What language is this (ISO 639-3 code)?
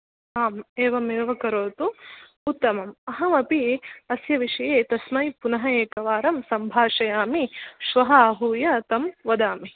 san